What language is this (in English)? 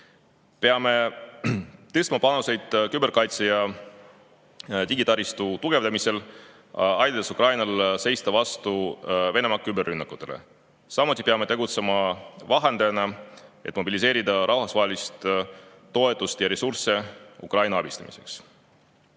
Estonian